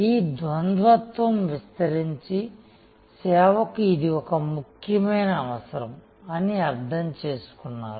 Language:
Telugu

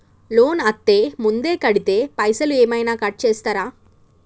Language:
Telugu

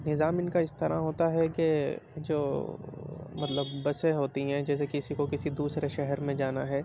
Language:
Urdu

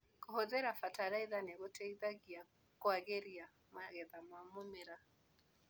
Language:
Kikuyu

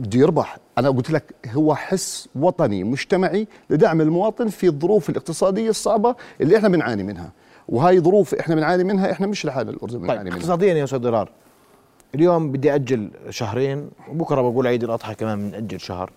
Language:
Arabic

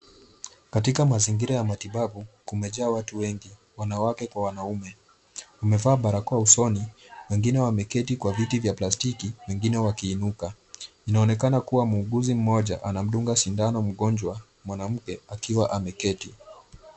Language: Swahili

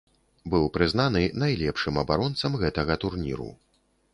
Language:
Belarusian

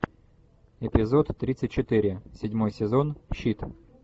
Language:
Russian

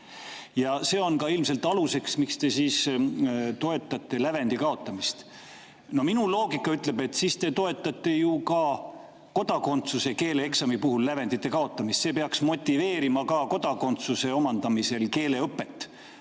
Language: Estonian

